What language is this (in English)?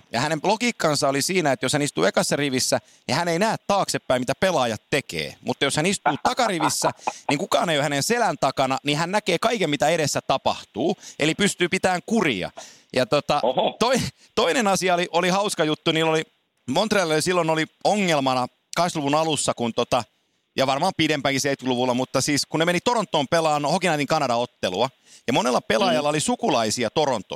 Finnish